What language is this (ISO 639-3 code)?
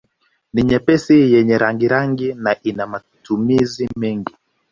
swa